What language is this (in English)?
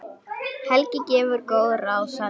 Icelandic